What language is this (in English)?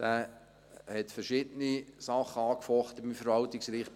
Swiss German